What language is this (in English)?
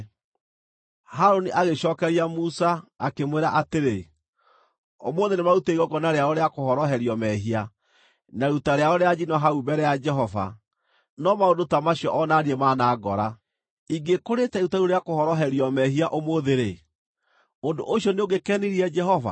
Kikuyu